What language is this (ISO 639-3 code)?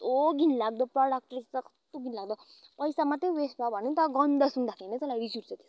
nep